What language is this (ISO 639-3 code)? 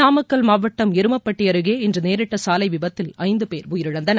tam